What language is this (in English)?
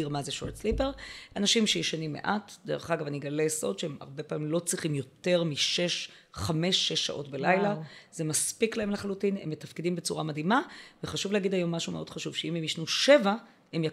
Hebrew